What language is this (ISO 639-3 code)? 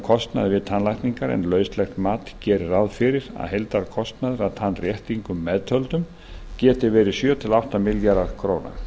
isl